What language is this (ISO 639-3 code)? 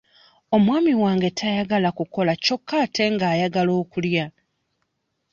lug